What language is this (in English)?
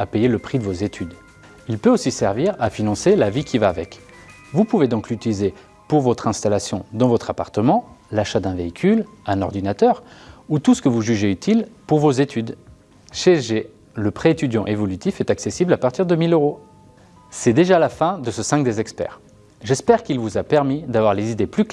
French